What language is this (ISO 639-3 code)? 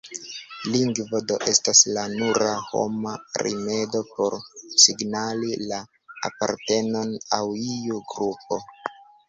epo